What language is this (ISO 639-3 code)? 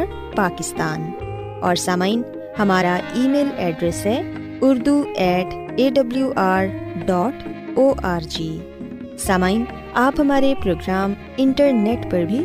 urd